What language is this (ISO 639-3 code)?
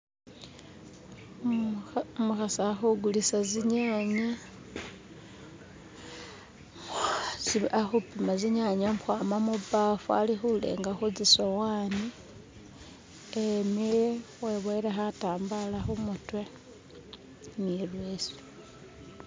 myx